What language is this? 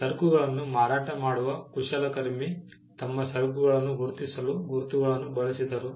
Kannada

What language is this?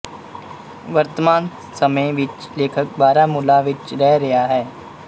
Punjabi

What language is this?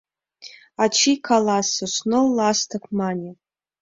Mari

